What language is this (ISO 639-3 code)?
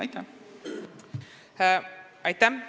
est